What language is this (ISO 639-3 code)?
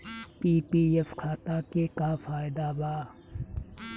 bho